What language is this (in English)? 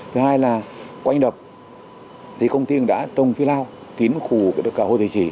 Vietnamese